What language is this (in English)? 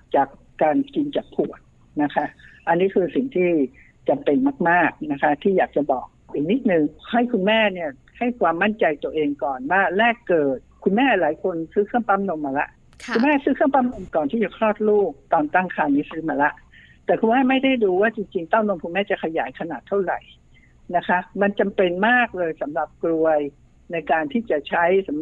Thai